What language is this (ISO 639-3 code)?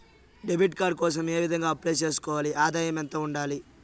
tel